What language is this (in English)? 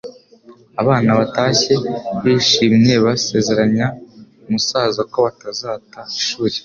Kinyarwanda